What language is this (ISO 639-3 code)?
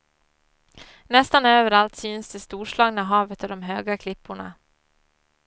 swe